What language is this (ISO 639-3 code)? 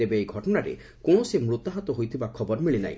ori